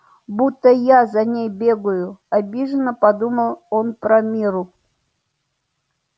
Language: Russian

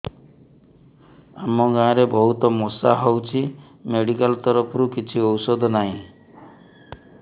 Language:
Odia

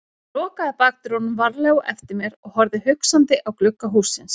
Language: Icelandic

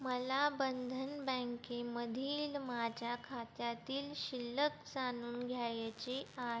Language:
Marathi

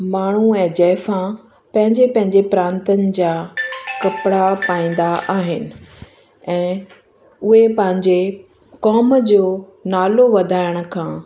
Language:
Sindhi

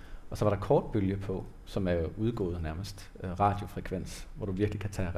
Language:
Danish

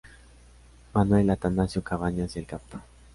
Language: Spanish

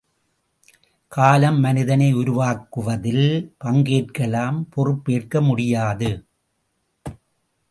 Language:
Tamil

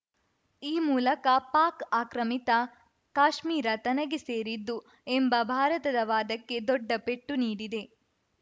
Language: Kannada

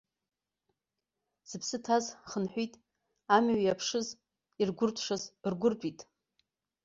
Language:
Abkhazian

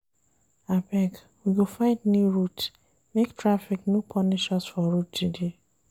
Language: Nigerian Pidgin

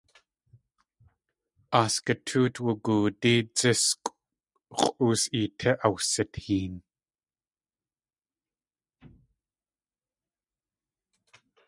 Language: Tlingit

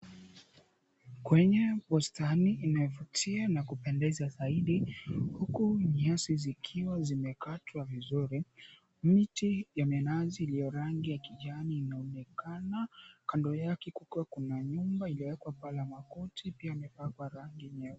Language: Swahili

